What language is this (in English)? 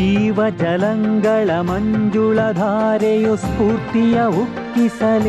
Kannada